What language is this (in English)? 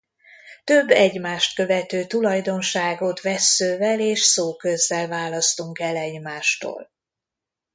Hungarian